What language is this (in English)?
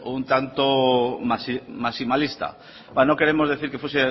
Spanish